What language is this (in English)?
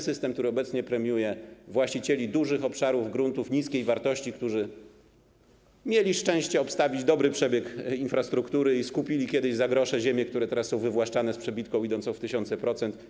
Polish